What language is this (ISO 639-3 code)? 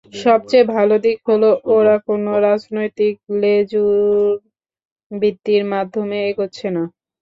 ben